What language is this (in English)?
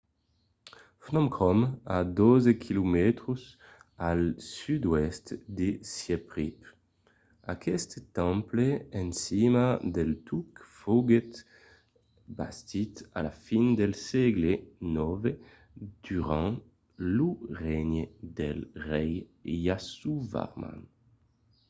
Occitan